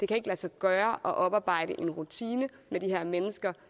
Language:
Danish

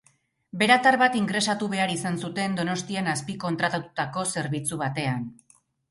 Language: Basque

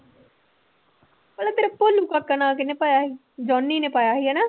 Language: Punjabi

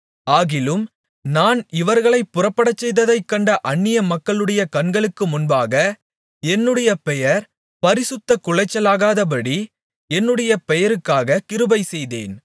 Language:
Tamil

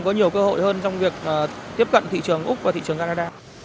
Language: Vietnamese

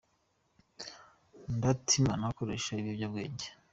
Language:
Kinyarwanda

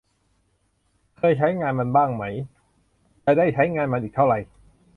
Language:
Thai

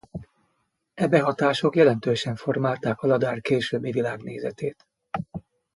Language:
Hungarian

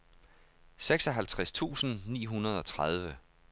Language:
Danish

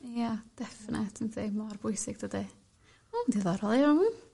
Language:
Welsh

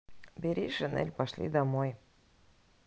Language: Russian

